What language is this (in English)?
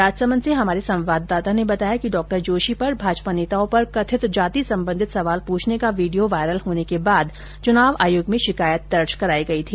Hindi